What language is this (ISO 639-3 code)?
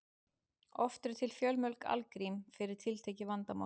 isl